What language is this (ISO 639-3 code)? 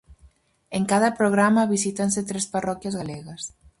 glg